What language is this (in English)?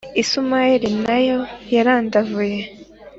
Kinyarwanda